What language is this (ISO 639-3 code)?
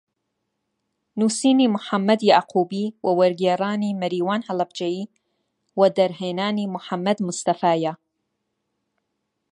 ckb